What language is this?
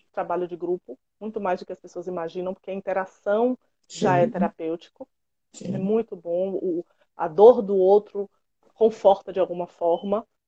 Portuguese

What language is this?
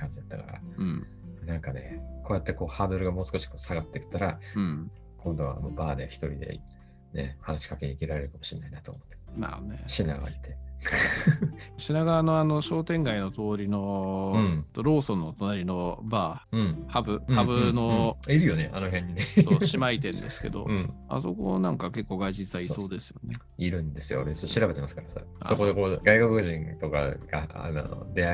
Japanese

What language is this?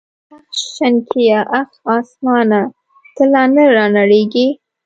Pashto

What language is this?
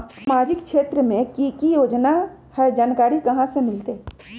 Magahi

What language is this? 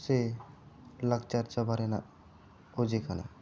Santali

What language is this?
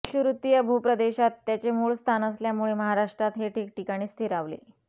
Marathi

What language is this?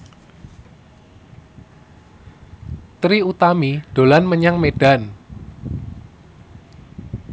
Javanese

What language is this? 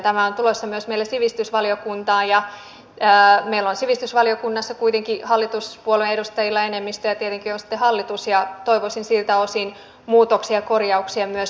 Finnish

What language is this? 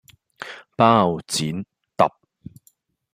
Cantonese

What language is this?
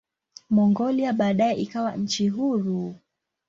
Swahili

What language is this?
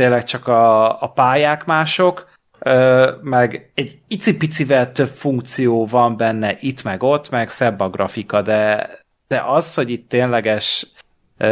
Hungarian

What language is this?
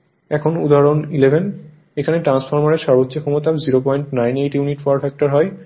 Bangla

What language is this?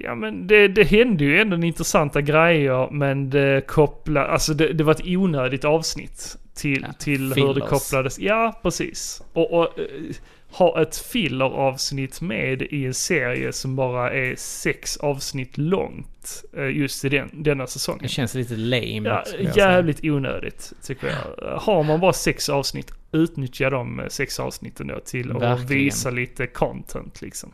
Swedish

